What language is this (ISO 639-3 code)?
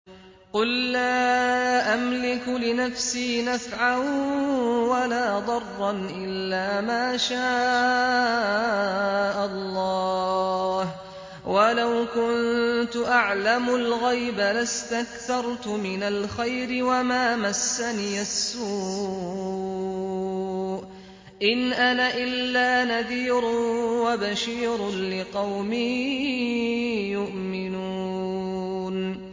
ara